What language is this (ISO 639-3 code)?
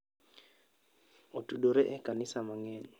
luo